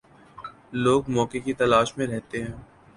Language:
Urdu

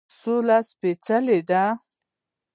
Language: Pashto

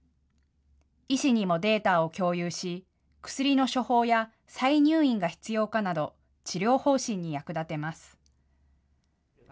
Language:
Japanese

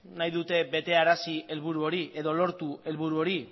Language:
Basque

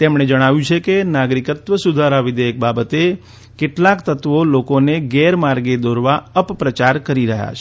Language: Gujarati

